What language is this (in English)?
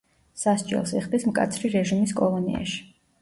Georgian